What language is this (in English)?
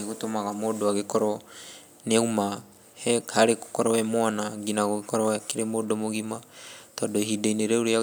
Kikuyu